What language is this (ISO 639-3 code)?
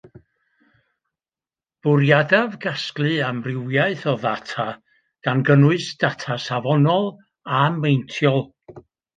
cym